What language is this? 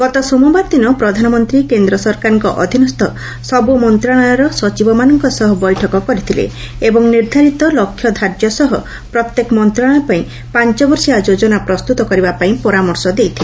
Odia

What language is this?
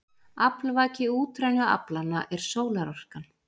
Icelandic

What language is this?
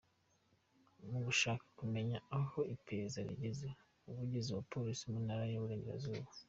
Kinyarwanda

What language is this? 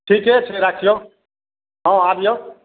Maithili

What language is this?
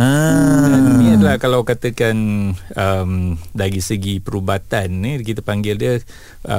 Malay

